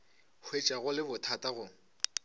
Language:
Northern Sotho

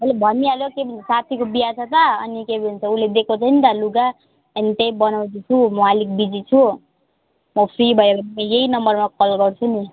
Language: Nepali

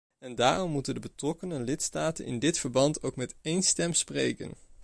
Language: Dutch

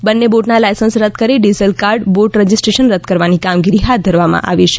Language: Gujarati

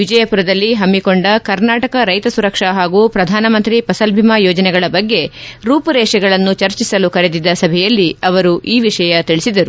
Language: Kannada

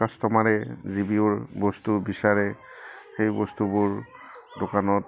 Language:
Assamese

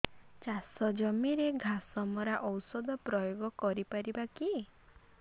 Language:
Odia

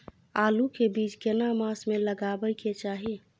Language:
Maithili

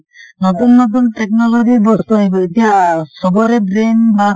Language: Assamese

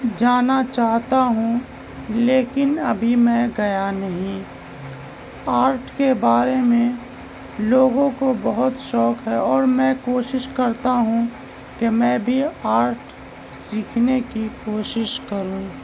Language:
Urdu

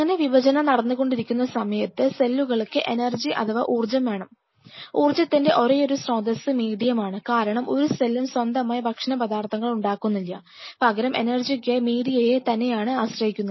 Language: Malayalam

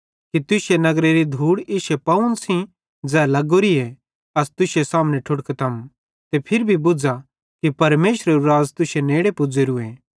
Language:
Bhadrawahi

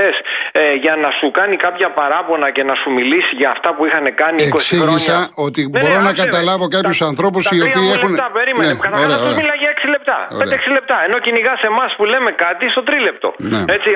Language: Greek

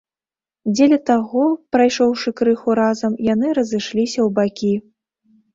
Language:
Belarusian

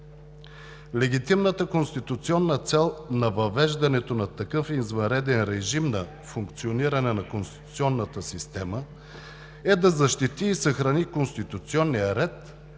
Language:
Bulgarian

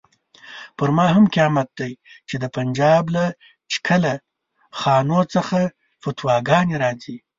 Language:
Pashto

